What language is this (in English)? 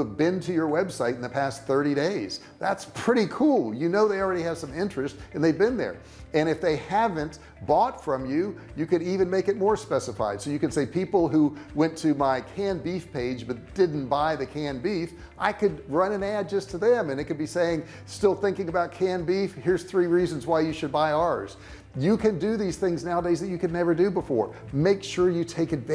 English